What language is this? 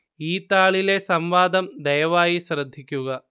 Malayalam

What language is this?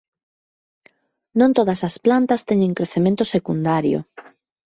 Galician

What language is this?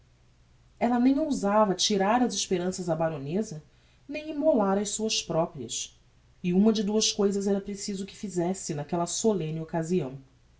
Portuguese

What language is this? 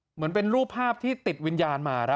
Thai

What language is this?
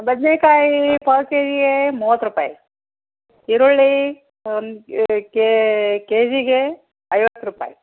Kannada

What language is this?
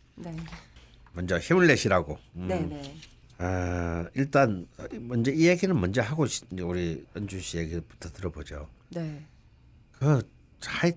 Korean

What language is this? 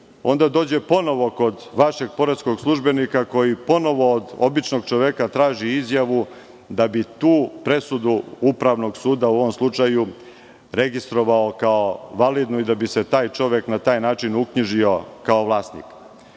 Serbian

